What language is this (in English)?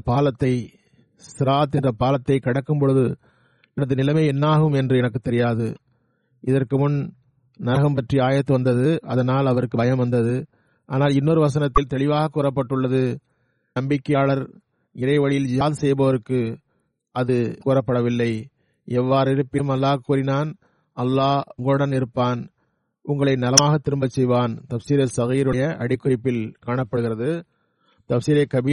Tamil